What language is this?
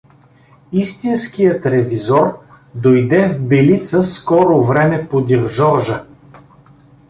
Bulgarian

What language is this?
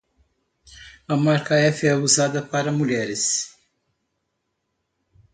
Portuguese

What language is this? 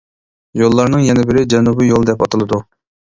Uyghur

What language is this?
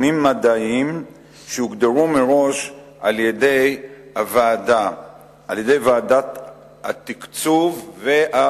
Hebrew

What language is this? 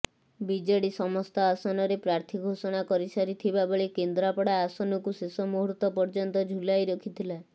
Odia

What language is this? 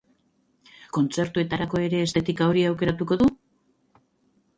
Basque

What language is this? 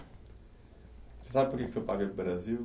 Portuguese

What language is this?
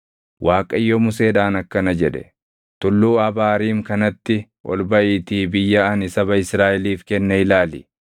Oromo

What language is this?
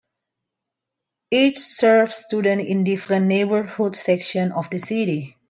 English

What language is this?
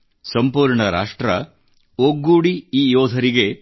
Kannada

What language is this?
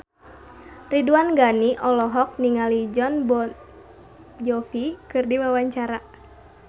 Sundanese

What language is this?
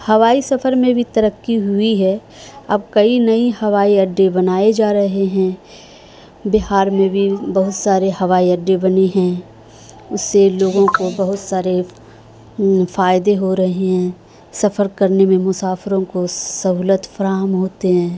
Urdu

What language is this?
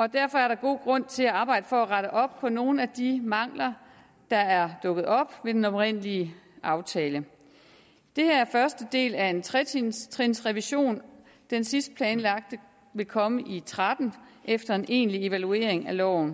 Danish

